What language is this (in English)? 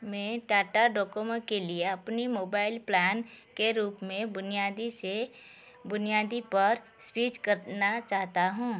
Hindi